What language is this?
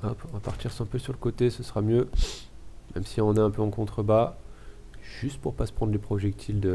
French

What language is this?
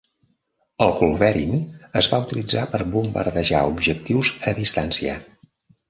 Catalan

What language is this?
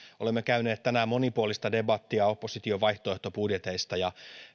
Finnish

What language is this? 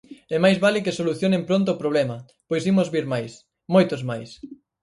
Galician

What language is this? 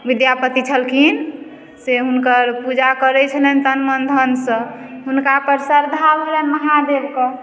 Maithili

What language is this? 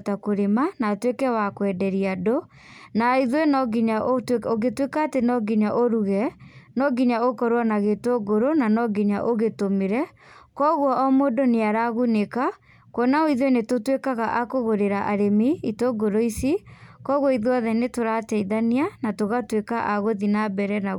Kikuyu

